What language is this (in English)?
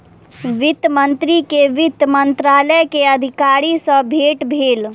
Maithili